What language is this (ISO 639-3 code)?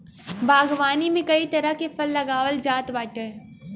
bho